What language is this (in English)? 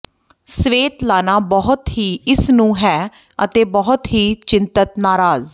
Punjabi